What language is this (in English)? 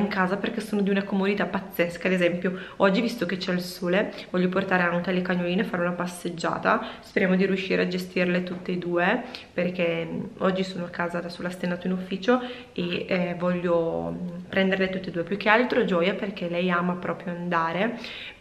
Italian